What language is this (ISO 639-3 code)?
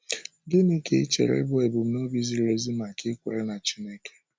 ibo